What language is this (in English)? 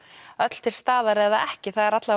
Icelandic